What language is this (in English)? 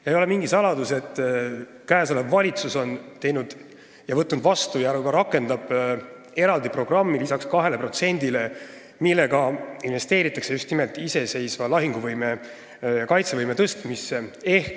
Estonian